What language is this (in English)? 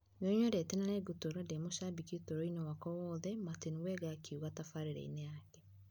Kikuyu